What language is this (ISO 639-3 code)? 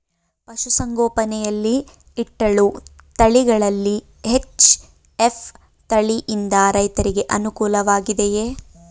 kan